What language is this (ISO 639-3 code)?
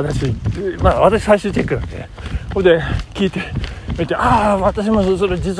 jpn